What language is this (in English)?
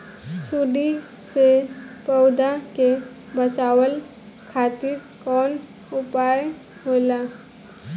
Bhojpuri